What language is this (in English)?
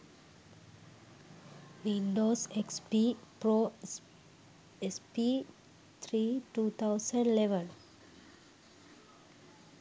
Sinhala